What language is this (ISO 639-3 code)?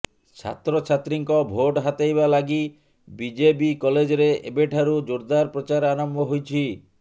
ori